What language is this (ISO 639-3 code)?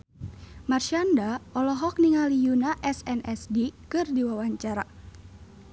sun